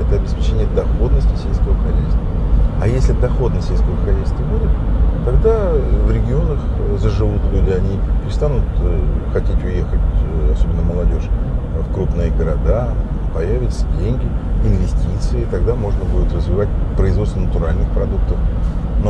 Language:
Russian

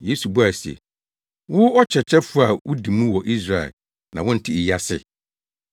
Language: Akan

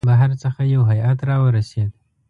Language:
Pashto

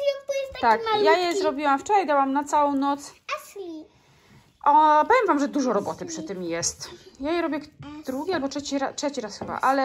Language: Polish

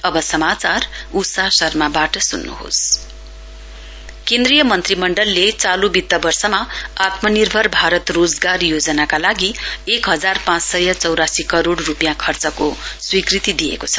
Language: Nepali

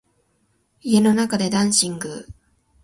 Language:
Japanese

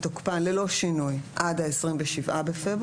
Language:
Hebrew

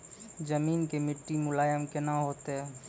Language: Maithili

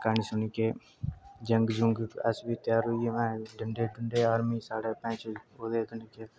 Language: Dogri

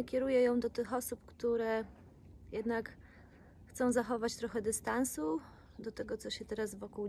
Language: Polish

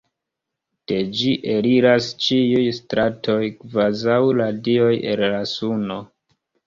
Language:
Esperanto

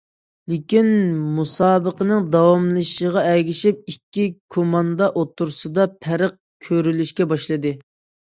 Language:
Uyghur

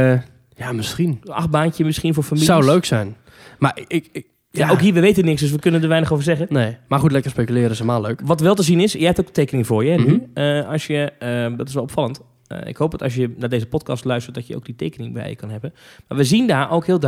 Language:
Dutch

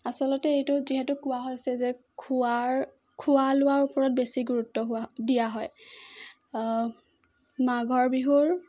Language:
Assamese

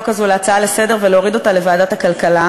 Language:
Hebrew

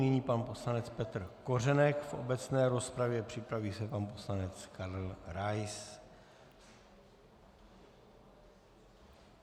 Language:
Czech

